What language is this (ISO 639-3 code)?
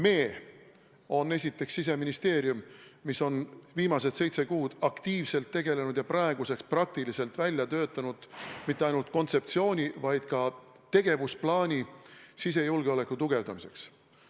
est